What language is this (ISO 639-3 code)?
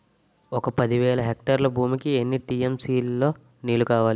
tel